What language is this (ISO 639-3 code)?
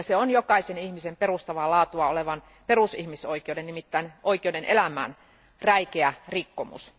fin